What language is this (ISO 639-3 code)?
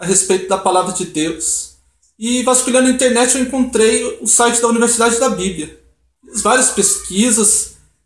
por